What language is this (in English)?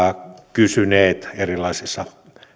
Finnish